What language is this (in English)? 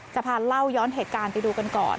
Thai